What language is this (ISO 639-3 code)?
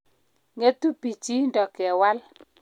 kln